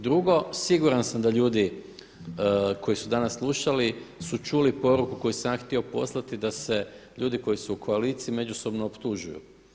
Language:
Croatian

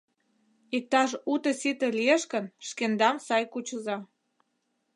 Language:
Mari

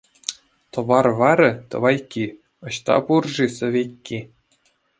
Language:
Chuvash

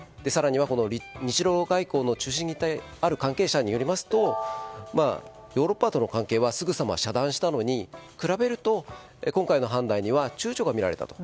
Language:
Japanese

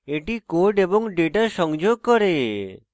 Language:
Bangla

